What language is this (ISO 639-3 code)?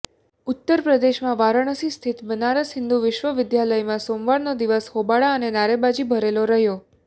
guj